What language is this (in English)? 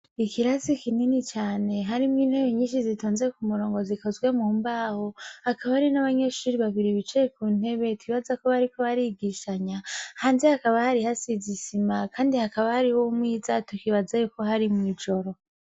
Rundi